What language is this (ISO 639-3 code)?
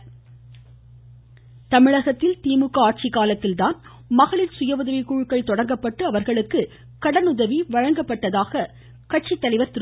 tam